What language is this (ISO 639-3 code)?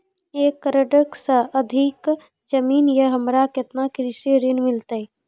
mai